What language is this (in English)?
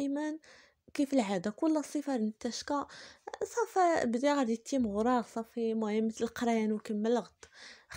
Arabic